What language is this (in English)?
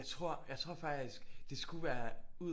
Danish